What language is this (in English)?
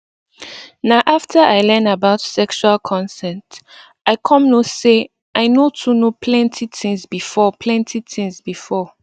Nigerian Pidgin